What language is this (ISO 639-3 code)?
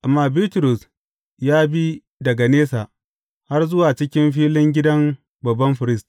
hau